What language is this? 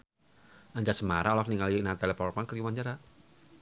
Sundanese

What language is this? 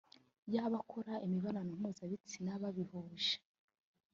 Kinyarwanda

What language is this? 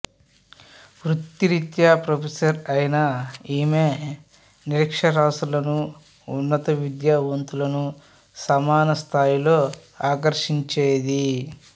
Telugu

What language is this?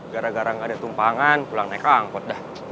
Indonesian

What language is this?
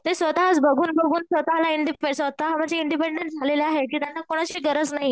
Marathi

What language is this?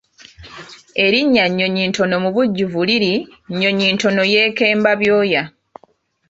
Ganda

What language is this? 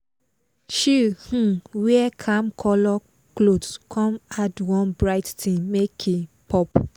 Nigerian Pidgin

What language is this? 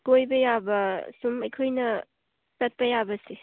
Manipuri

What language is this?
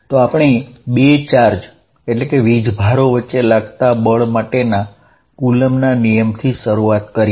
Gujarati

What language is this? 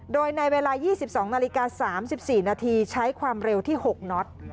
Thai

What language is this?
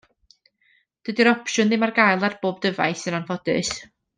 Welsh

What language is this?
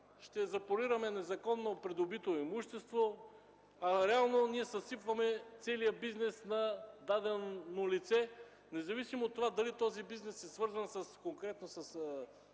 Bulgarian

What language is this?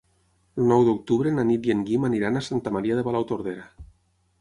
Catalan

